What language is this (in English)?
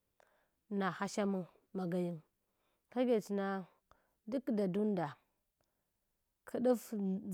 Hwana